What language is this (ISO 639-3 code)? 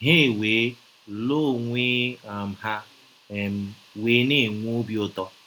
ibo